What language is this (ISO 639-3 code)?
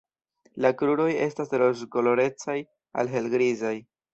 epo